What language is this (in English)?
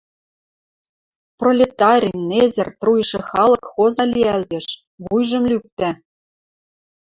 Western Mari